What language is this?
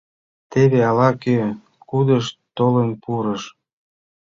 Mari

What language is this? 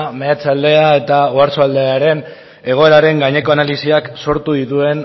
Basque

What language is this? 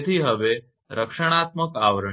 Gujarati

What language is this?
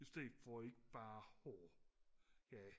Danish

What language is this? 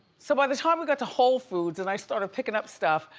English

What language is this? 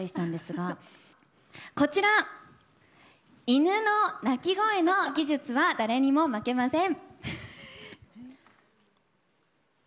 Japanese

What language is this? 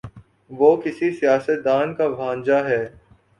Urdu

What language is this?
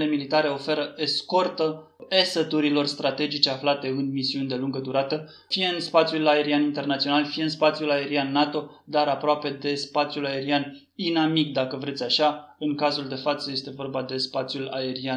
Romanian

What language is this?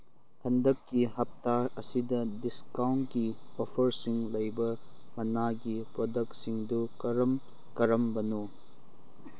Manipuri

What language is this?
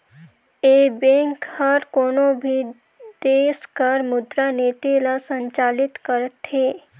Chhattisgarhi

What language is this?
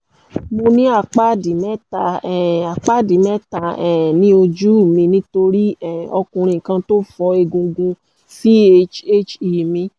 Yoruba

